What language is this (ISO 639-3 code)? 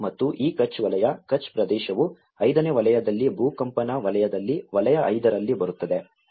kan